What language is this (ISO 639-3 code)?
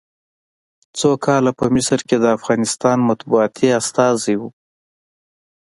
pus